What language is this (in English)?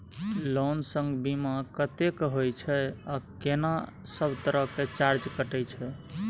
Maithili